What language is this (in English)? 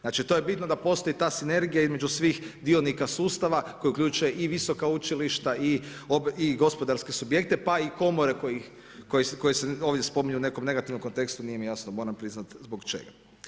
Croatian